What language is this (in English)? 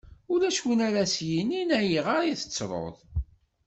Kabyle